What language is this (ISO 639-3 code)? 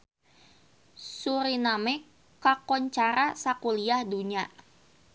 sun